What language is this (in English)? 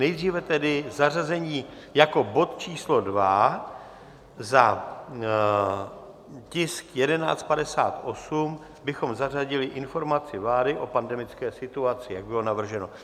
Czech